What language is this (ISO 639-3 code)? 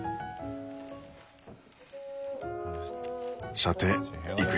jpn